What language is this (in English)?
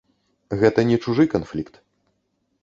Belarusian